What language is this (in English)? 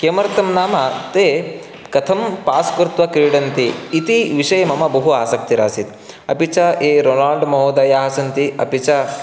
Sanskrit